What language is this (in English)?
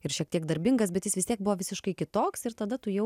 Lithuanian